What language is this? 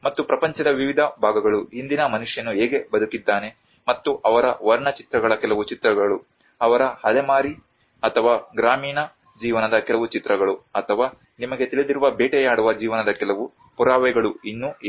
Kannada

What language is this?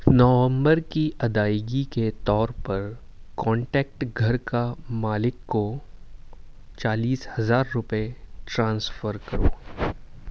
Urdu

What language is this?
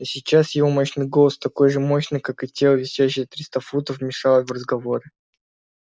Russian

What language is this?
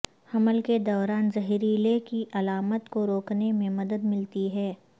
Urdu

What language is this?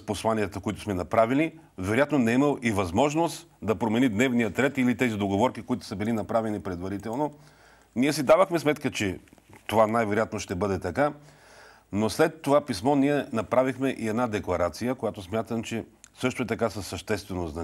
Bulgarian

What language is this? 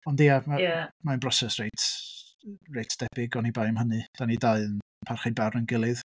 Welsh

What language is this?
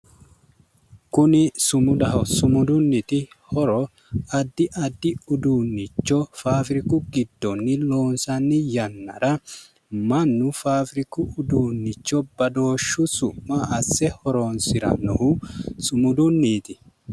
Sidamo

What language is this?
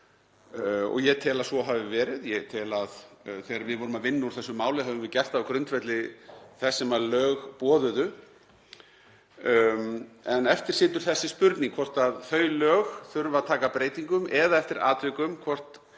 Icelandic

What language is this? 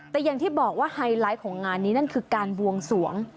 Thai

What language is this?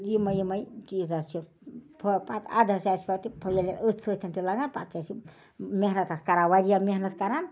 Kashmiri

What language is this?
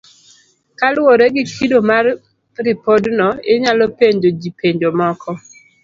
Luo (Kenya and Tanzania)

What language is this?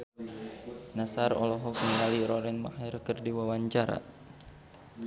Sundanese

